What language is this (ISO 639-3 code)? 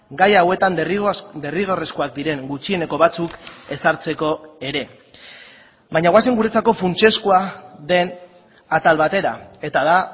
eus